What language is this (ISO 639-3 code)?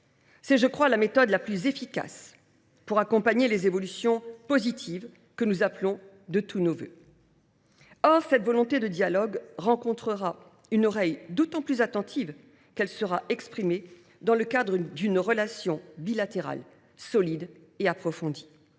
fra